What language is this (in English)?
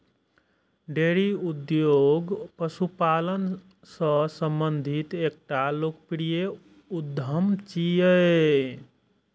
Maithili